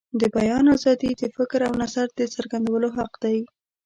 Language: Pashto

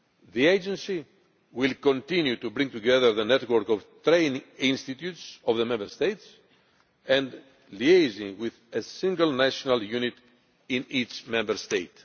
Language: English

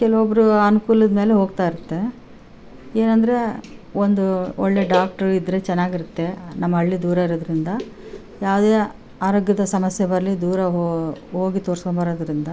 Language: Kannada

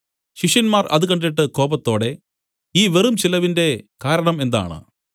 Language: Malayalam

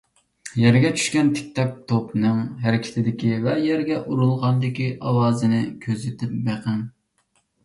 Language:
Uyghur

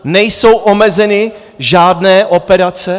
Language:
Czech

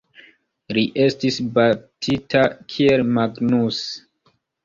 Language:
Esperanto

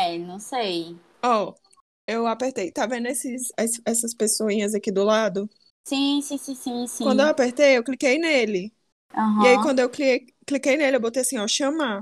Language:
Portuguese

